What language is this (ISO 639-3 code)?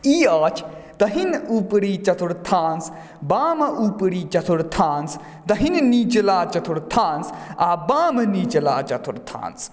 mai